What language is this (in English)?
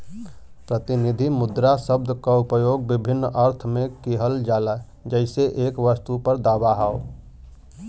Bhojpuri